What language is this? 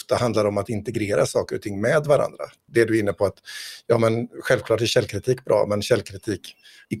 Swedish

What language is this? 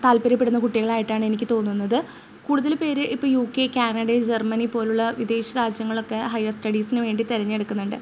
Malayalam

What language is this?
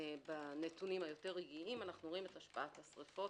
Hebrew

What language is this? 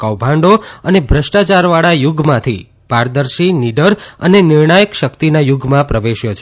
Gujarati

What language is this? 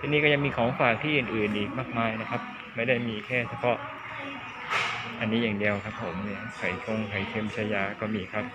Thai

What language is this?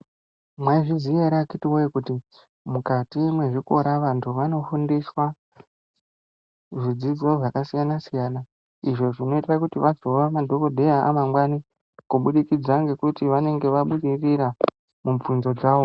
Ndau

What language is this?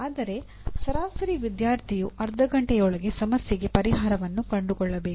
Kannada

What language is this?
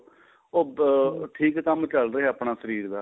Punjabi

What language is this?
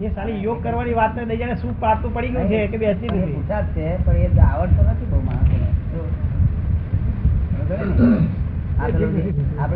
Gujarati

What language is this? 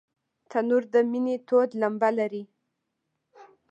Pashto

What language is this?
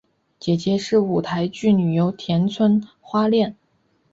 Chinese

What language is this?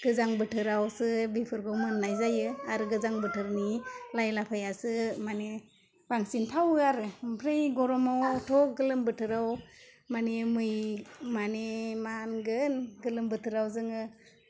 Bodo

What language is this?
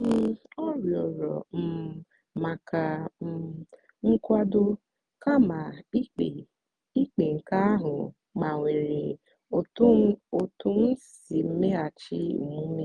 Igbo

